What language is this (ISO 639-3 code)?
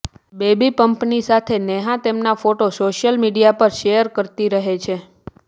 guj